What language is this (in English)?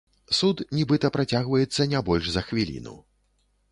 Belarusian